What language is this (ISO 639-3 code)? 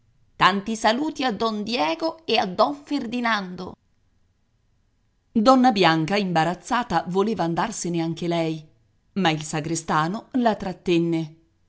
ita